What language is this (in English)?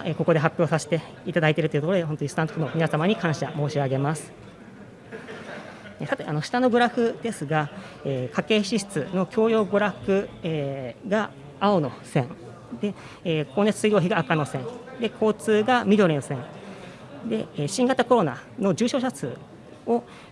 Japanese